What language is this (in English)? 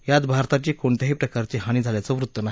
Marathi